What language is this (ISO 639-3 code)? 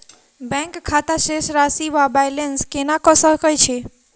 mai